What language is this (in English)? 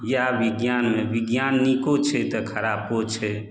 Maithili